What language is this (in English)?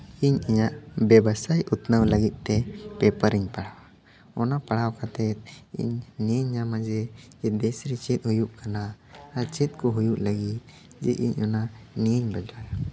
Santali